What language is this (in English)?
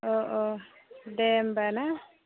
Bodo